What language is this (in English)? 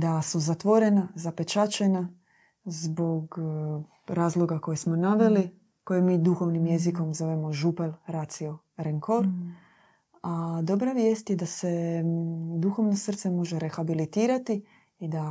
Croatian